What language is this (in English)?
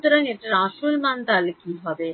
Bangla